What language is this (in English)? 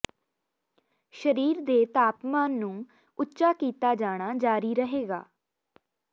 Punjabi